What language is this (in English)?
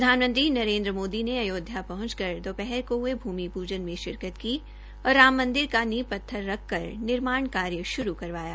Hindi